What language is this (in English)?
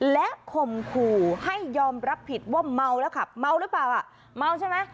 Thai